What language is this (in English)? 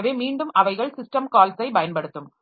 Tamil